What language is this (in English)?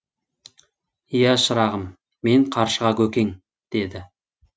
Kazakh